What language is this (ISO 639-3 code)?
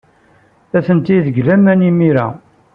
kab